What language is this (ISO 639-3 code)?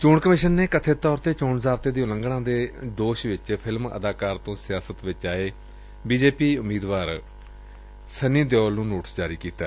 pan